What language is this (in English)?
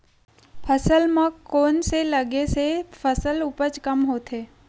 Chhattisgarhi